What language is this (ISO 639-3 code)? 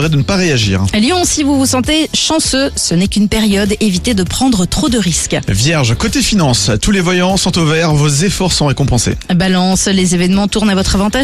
fra